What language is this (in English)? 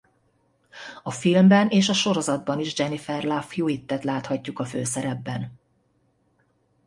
Hungarian